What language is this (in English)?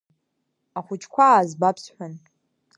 Abkhazian